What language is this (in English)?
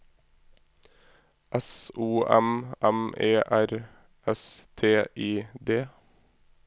Norwegian